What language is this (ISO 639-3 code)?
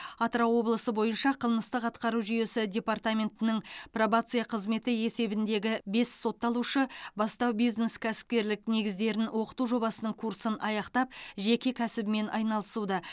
kaz